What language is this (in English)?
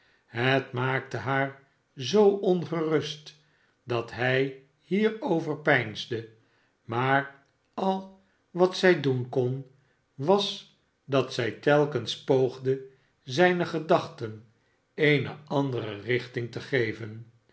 Dutch